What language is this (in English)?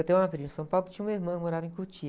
Portuguese